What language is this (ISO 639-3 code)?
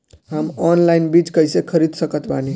bho